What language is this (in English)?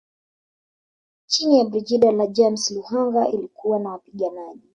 Swahili